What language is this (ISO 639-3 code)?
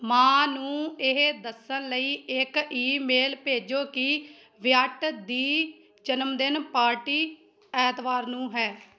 pan